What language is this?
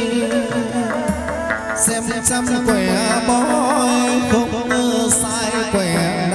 Thai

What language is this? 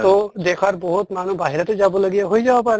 Assamese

